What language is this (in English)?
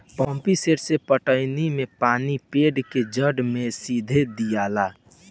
Bhojpuri